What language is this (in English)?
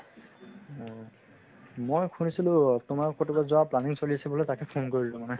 Assamese